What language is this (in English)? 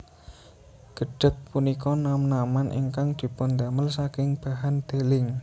Javanese